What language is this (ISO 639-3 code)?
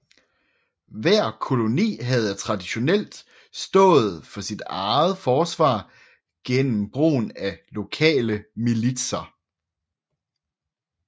dan